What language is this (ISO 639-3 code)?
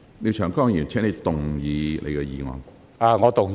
yue